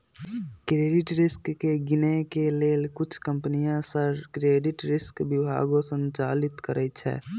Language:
Magahi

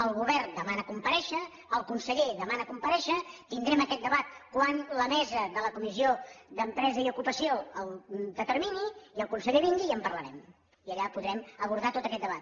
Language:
Catalan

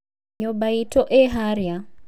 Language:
Kikuyu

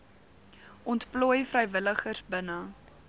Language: Afrikaans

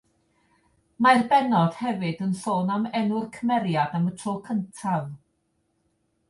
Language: Welsh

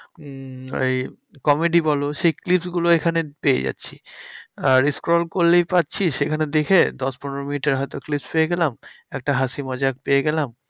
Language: Bangla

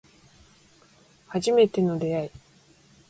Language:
Japanese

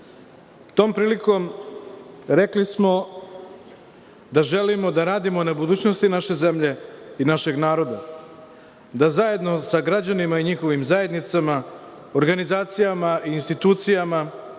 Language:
Serbian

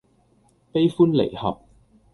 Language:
Cantonese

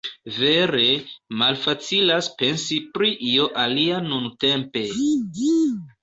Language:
Esperanto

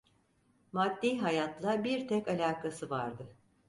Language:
Turkish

